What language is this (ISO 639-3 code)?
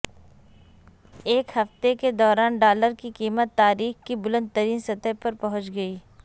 urd